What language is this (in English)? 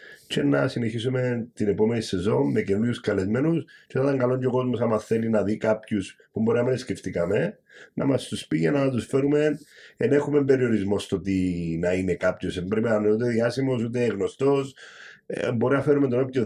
Greek